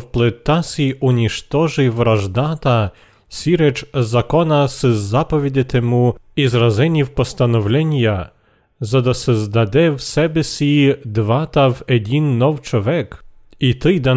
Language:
Bulgarian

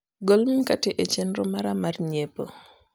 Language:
Luo (Kenya and Tanzania)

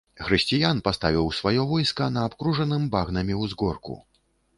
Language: Belarusian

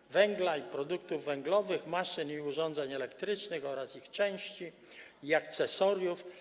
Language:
Polish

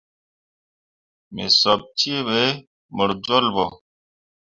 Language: Mundang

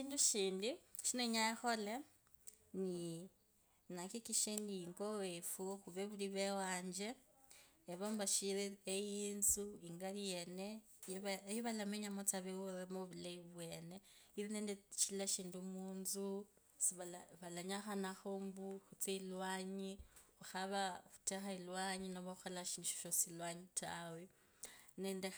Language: Kabras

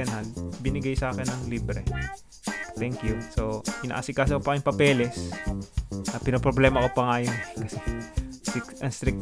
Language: Filipino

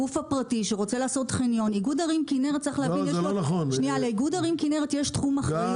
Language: Hebrew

